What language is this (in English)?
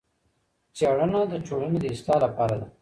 Pashto